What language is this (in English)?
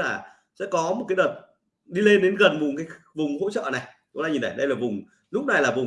Vietnamese